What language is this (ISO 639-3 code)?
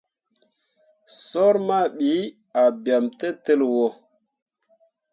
mua